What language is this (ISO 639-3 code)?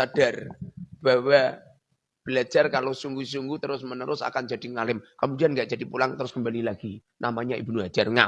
ind